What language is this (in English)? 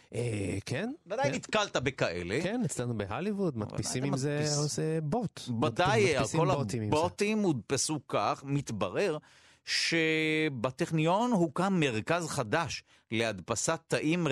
Hebrew